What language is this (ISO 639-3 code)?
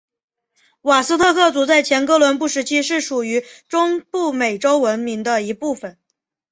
zho